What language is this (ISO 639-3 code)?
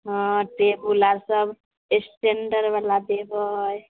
mai